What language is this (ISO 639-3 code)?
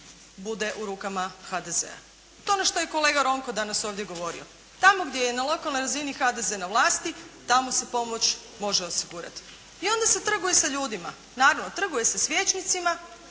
hrv